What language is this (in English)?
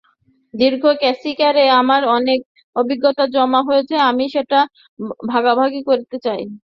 Bangla